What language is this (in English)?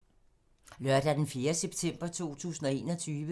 Danish